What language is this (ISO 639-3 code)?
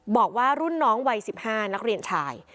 tha